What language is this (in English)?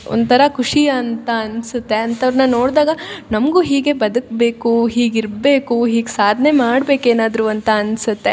Kannada